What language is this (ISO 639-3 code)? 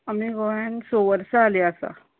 kok